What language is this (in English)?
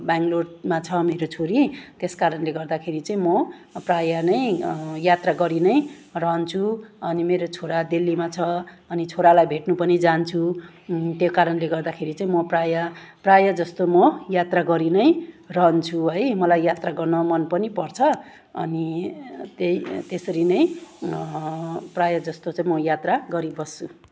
Nepali